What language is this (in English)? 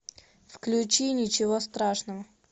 Russian